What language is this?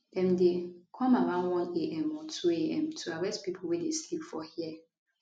Nigerian Pidgin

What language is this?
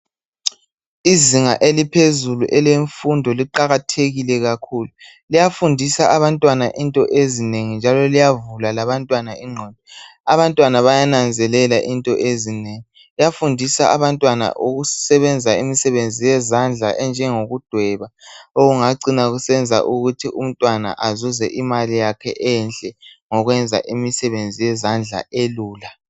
North Ndebele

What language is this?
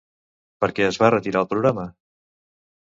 Catalan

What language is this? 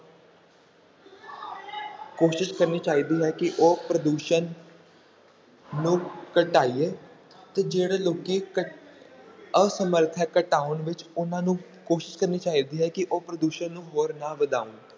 Punjabi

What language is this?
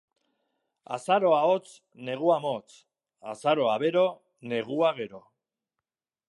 Basque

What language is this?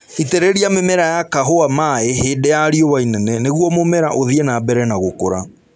Kikuyu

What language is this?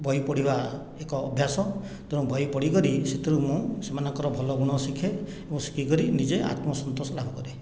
Odia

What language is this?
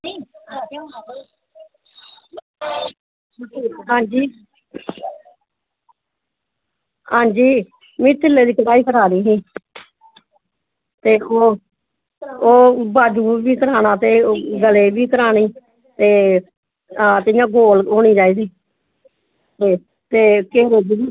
Dogri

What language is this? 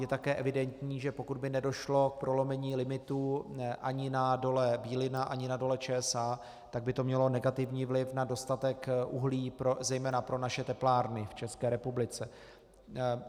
Czech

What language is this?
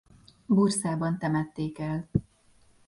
Hungarian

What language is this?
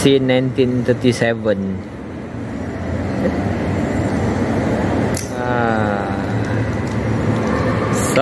Malay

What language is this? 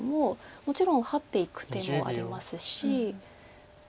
Japanese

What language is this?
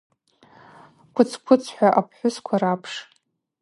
Abaza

